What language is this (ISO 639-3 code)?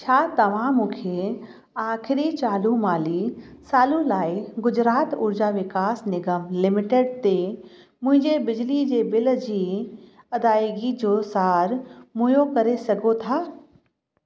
snd